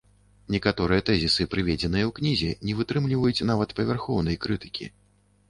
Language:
Belarusian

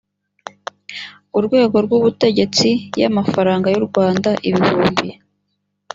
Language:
Kinyarwanda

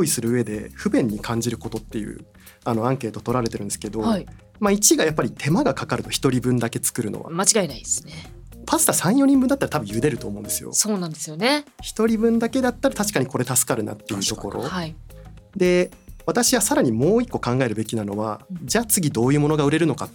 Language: Japanese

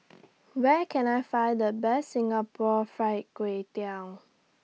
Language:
English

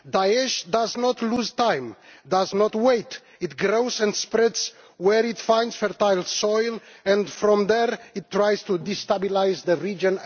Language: English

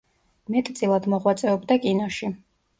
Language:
Georgian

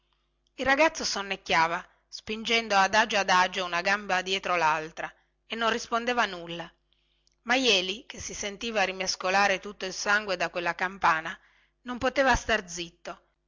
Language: Italian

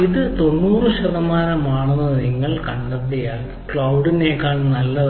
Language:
Malayalam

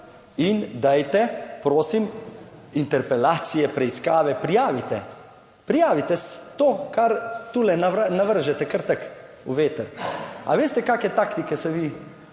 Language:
Slovenian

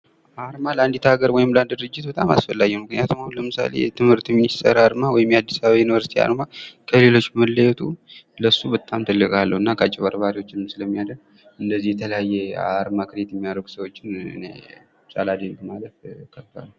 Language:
Amharic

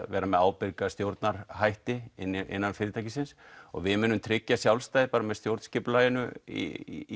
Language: Icelandic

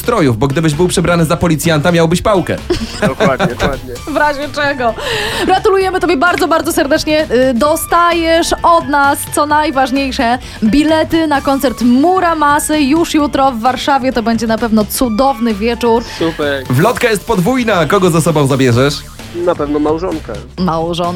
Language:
Polish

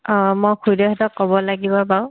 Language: Assamese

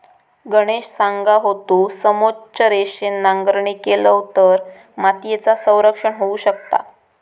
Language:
Marathi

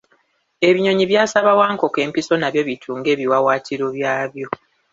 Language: Ganda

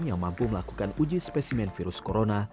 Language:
Indonesian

